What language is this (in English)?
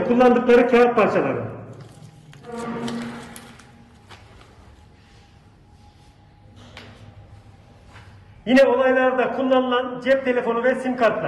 Turkish